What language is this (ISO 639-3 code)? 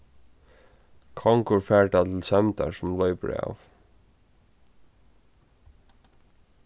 fao